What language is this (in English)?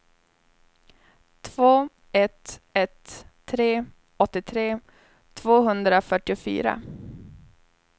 Swedish